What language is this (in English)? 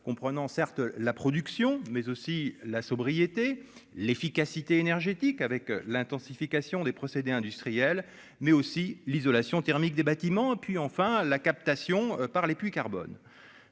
French